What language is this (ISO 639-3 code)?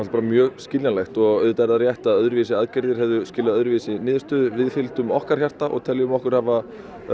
isl